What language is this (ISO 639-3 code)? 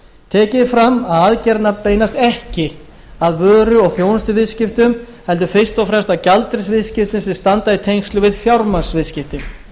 isl